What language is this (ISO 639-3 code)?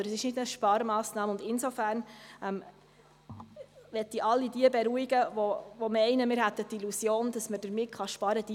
gsw